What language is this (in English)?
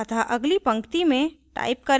Hindi